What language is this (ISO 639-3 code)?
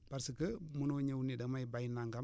wol